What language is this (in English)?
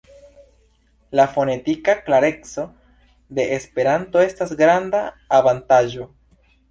Esperanto